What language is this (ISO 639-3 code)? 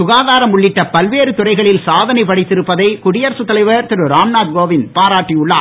tam